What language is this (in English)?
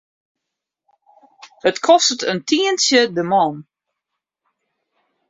Western Frisian